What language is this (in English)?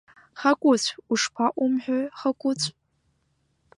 Abkhazian